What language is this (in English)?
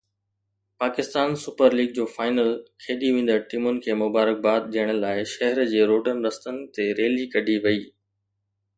Sindhi